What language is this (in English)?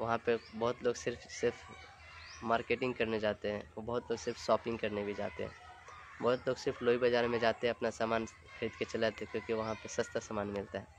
Hindi